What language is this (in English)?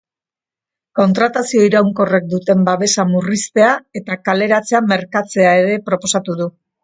Basque